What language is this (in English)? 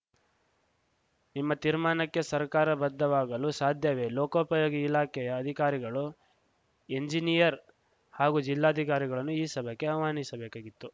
Kannada